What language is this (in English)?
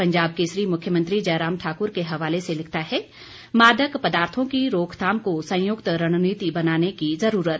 Hindi